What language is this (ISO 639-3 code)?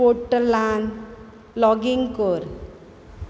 kok